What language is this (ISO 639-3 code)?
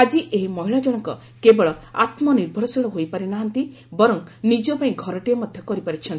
ori